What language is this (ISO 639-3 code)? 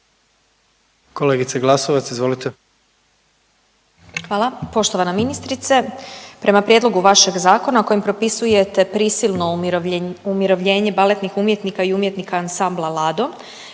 hrv